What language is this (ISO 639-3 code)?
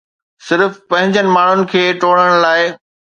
snd